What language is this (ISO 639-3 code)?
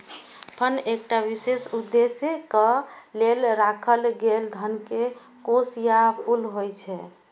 mai